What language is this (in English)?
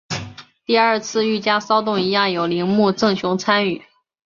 Chinese